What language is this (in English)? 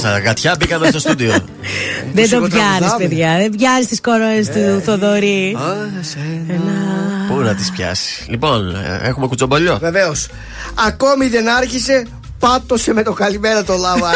Greek